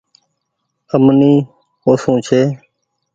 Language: Goaria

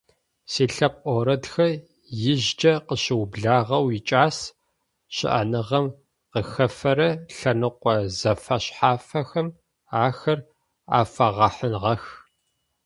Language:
Adyghe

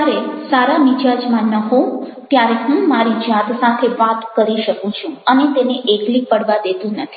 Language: Gujarati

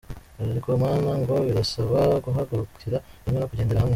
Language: Kinyarwanda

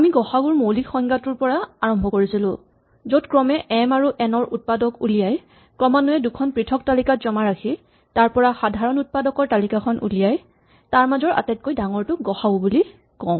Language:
Assamese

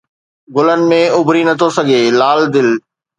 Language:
Sindhi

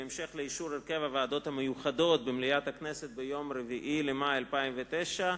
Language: Hebrew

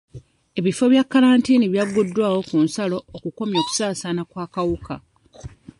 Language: Ganda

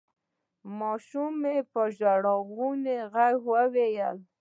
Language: Pashto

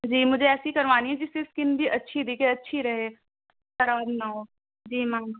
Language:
Urdu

